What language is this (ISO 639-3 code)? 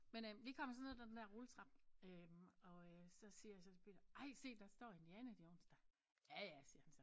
dan